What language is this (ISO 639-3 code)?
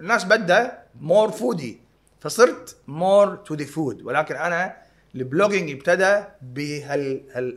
ara